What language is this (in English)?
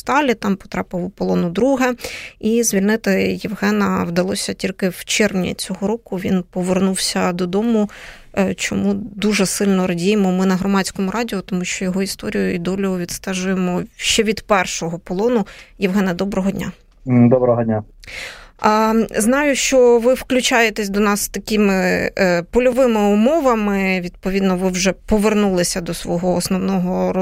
Ukrainian